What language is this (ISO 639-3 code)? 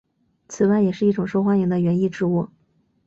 zho